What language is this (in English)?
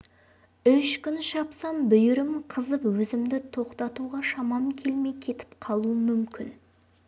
Kazakh